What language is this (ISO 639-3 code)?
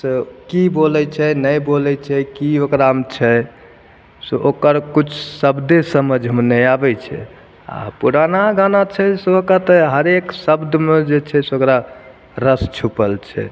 mai